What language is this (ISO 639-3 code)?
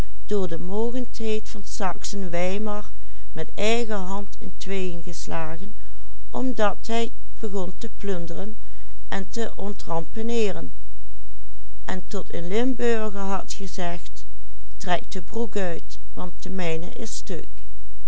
nld